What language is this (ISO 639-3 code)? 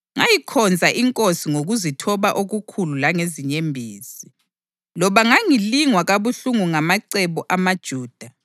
nde